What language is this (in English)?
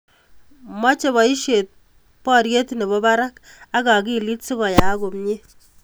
Kalenjin